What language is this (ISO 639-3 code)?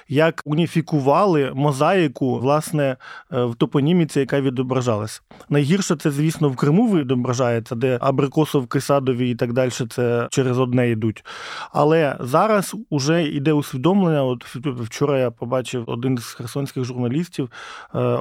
ukr